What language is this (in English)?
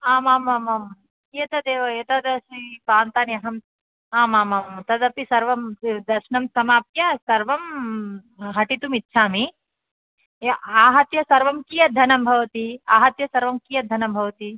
Sanskrit